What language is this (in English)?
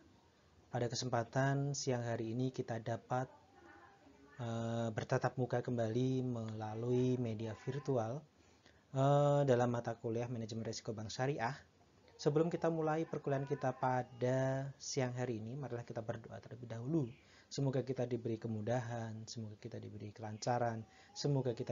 Indonesian